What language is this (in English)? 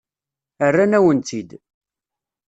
Kabyle